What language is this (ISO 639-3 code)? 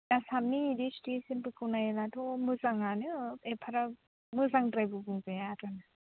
brx